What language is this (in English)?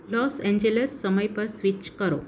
Gujarati